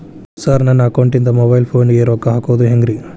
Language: Kannada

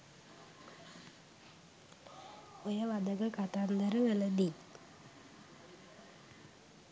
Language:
Sinhala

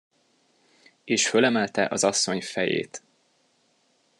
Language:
Hungarian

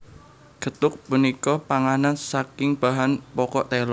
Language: Javanese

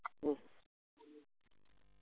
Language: Malayalam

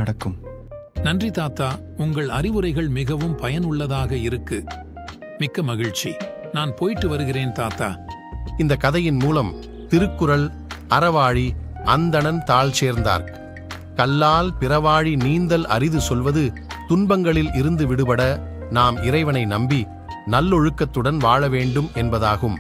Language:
Tamil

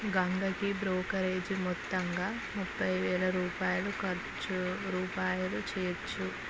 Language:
Telugu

